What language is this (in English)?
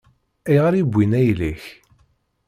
Kabyle